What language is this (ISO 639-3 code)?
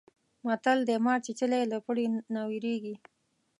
pus